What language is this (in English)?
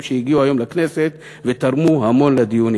Hebrew